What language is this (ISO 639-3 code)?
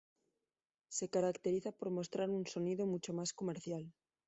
spa